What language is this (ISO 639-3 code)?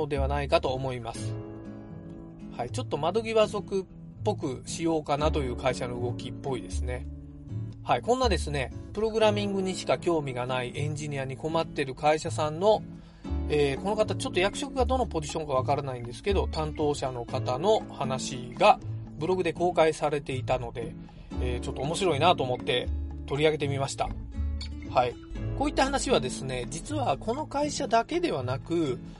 jpn